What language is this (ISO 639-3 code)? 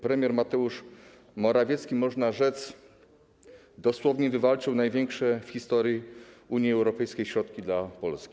pol